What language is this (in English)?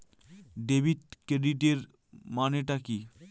Bangla